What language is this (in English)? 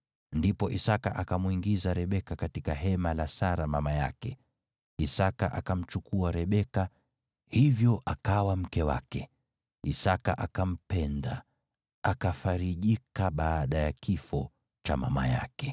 Swahili